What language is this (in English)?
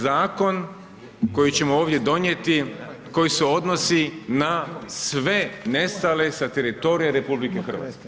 Croatian